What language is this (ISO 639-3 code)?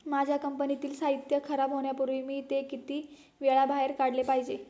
mar